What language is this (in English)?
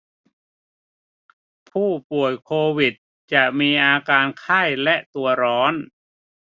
Thai